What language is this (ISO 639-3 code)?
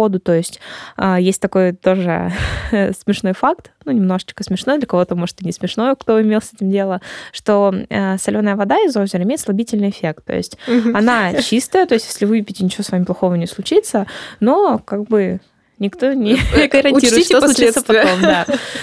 rus